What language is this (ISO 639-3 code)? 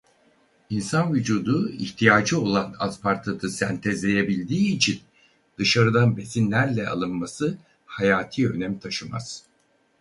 tur